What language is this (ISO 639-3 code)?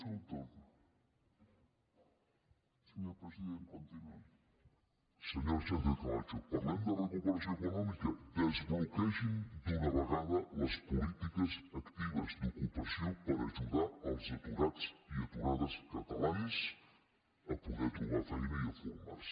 cat